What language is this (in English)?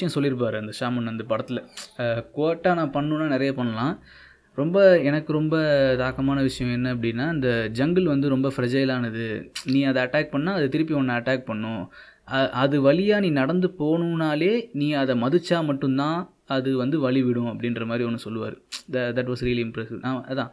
Tamil